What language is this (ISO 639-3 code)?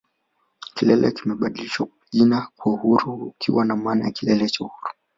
swa